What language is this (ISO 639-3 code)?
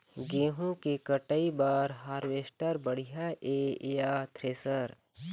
hne